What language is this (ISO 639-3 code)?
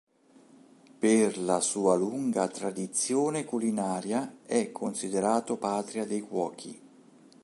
ita